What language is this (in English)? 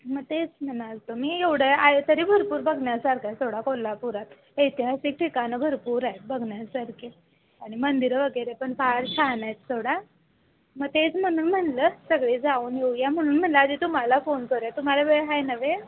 Marathi